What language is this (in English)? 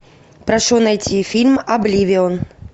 Russian